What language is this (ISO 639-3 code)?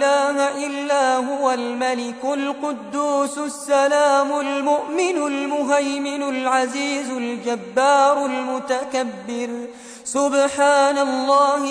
ara